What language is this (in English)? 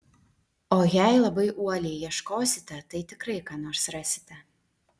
Lithuanian